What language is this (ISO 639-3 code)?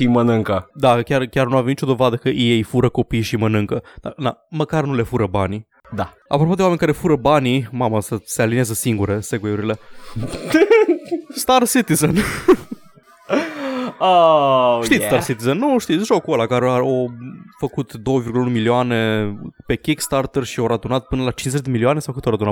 ron